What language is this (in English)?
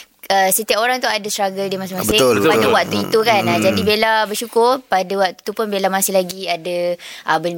Malay